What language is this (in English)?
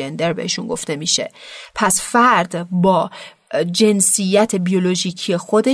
Persian